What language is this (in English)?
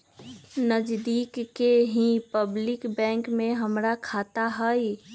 Magahi